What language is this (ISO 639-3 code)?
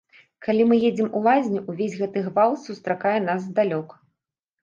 bel